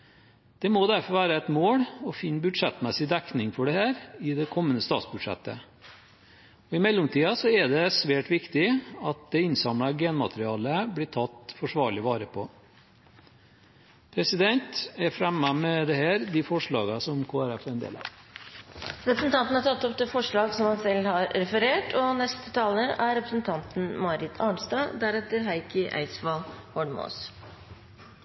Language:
Norwegian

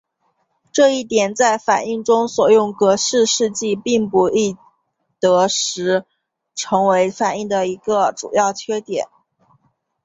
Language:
Chinese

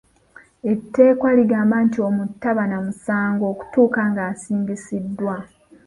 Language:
Ganda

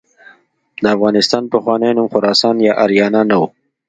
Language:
Pashto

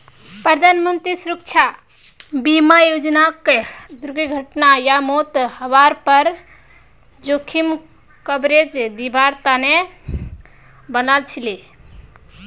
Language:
Magahi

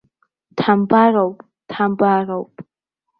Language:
Abkhazian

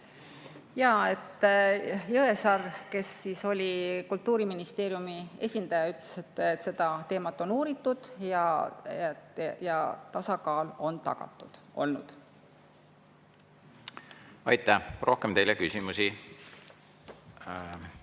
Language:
Estonian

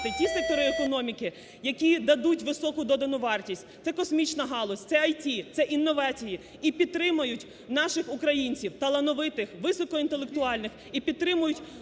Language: Ukrainian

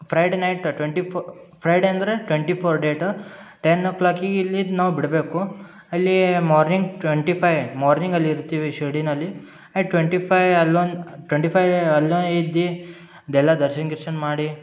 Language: Kannada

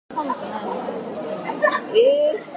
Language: Japanese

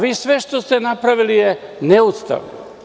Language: Serbian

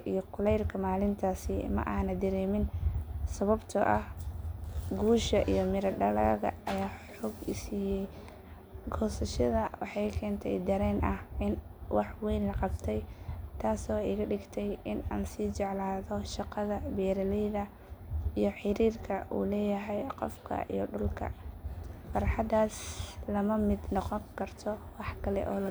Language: Somali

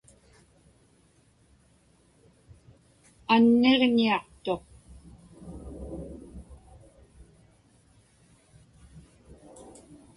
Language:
Inupiaq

